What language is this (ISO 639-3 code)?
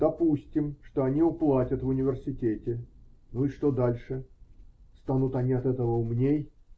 rus